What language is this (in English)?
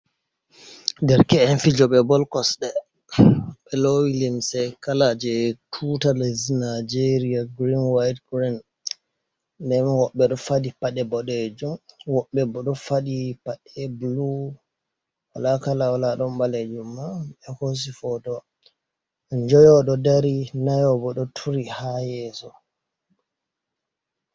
Fula